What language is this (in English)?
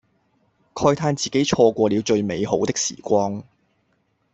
Cantonese